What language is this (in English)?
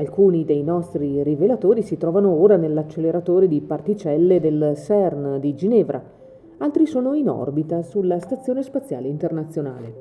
Italian